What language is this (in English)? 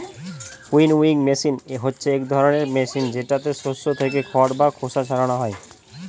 Bangla